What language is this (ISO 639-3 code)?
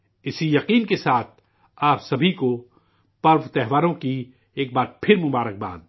urd